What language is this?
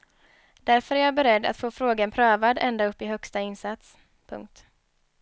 Swedish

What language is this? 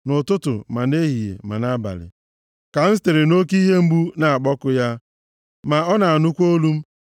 Igbo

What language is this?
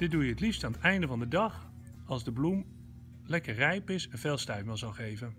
Dutch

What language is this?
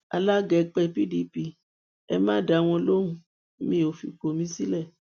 Yoruba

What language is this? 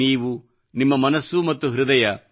Kannada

